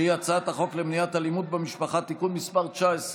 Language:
Hebrew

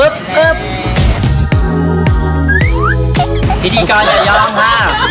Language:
Thai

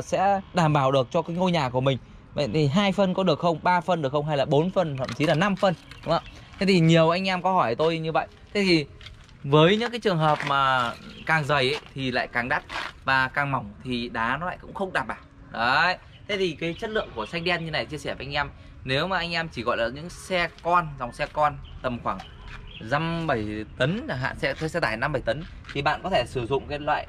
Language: Vietnamese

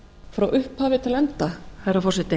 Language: Icelandic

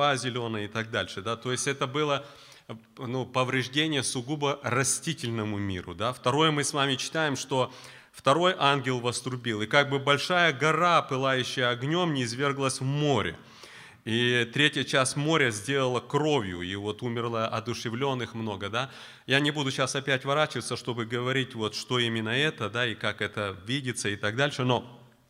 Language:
Russian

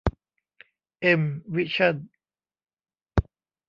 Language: Thai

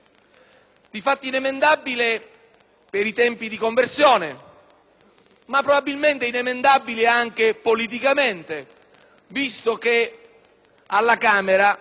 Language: Italian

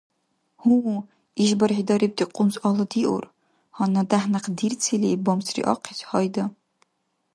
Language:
Dargwa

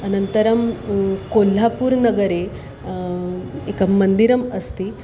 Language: Sanskrit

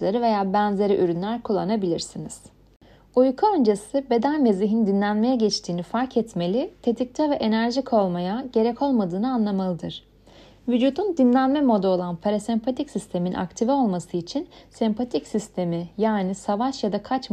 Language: Turkish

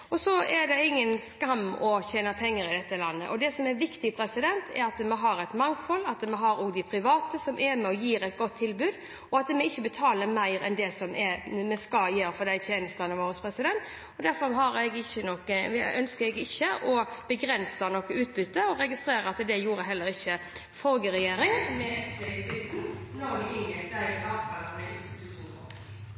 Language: Norwegian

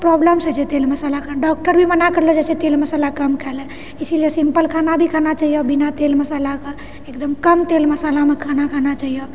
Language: Maithili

